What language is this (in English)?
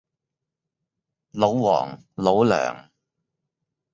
Cantonese